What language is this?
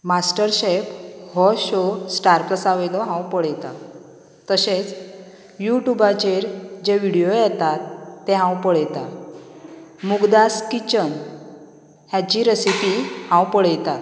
Konkani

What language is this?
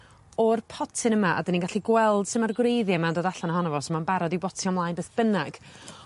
Welsh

